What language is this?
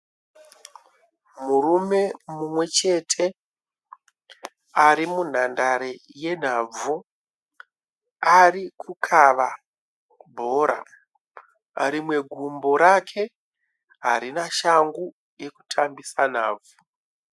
Shona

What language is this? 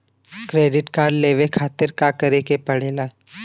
Bhojpuri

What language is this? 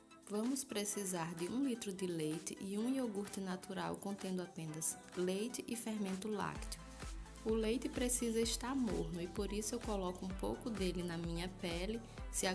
Portuguese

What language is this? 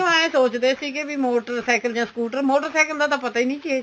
Punjabi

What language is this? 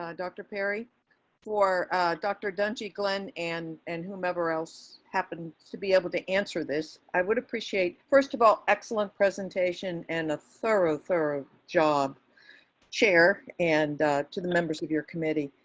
English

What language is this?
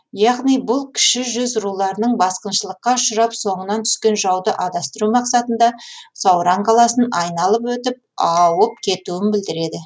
Kazakh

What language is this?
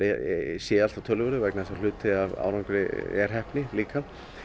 Icelandic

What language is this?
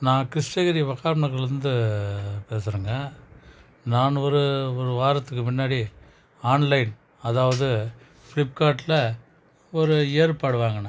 Tamil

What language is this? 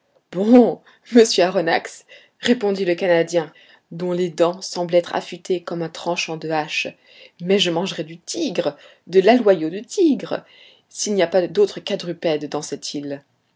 French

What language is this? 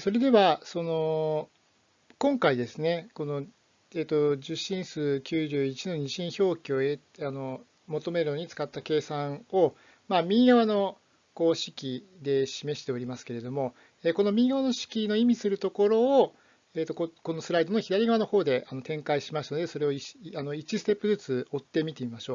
Japanese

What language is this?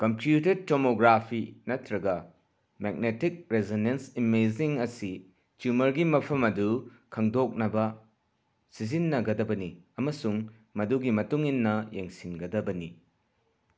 Manipuri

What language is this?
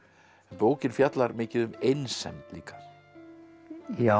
Icelandic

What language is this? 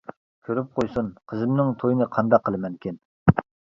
Uyghur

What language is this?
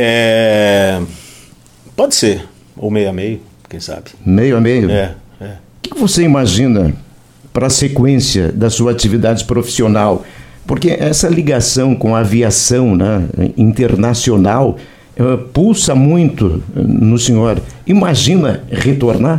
Portuguese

